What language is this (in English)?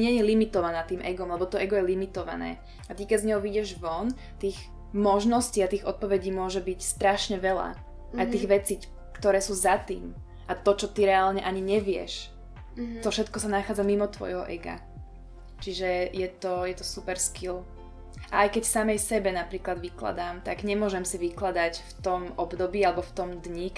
Slovak